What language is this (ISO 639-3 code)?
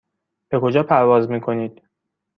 fas